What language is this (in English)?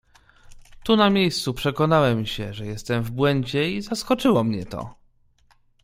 Polish